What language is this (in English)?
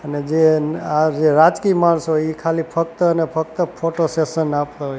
Gujarati